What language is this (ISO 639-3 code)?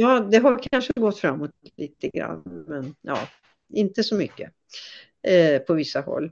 swe